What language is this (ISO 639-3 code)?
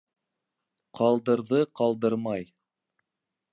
bak